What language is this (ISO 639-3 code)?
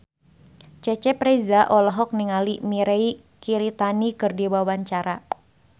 sun